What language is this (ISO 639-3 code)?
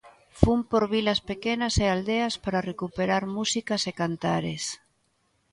glg